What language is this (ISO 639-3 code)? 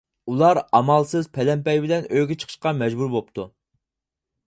uig